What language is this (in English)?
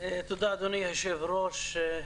Hebrew